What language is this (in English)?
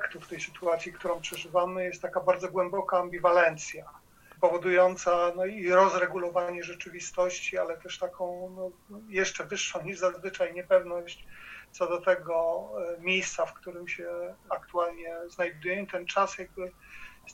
Polish